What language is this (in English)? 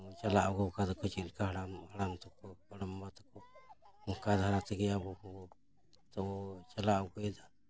Santali